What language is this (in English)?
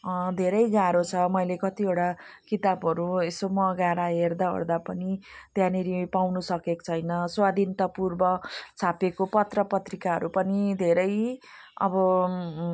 Nepali